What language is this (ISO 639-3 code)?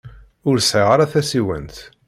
kab